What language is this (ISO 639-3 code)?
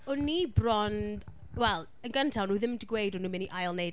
cym